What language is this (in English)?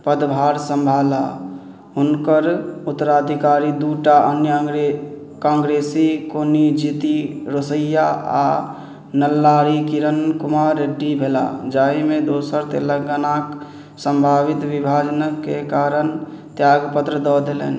Maithili